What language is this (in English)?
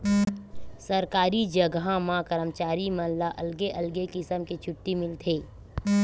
Chhattisgarhi